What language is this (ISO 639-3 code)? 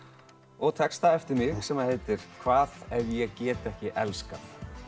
isl